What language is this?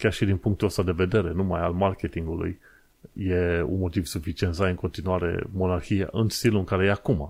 Romanian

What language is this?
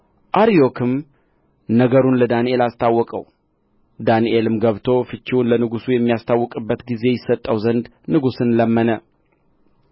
Amharic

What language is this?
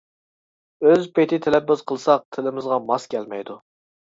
Uyghur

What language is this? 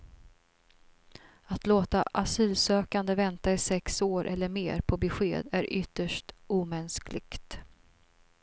Swedish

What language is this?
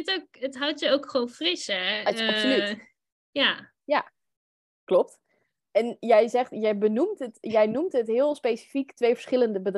Dutch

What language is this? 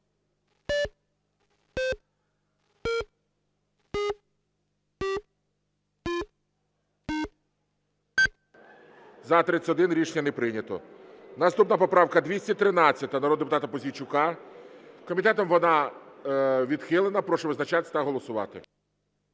Ukrainian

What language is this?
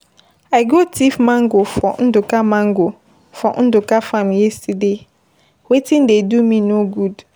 Nigerian Pidgin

